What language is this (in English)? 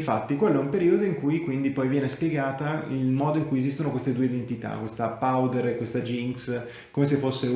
Italian